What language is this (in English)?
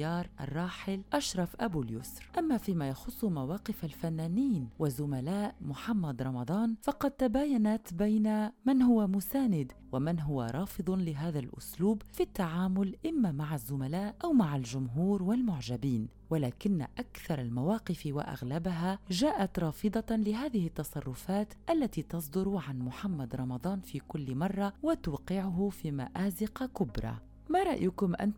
Arabic